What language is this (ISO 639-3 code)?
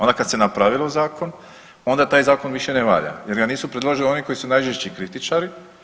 hrv